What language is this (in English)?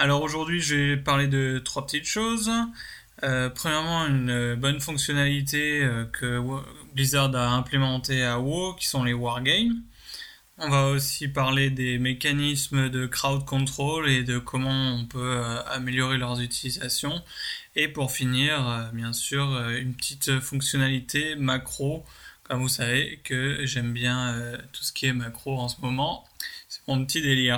French